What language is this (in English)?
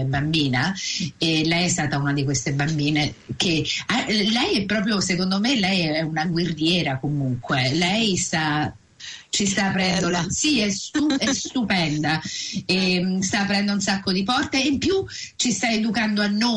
Italian